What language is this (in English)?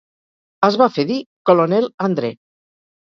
Catalan